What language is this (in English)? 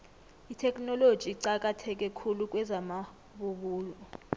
South Ndebele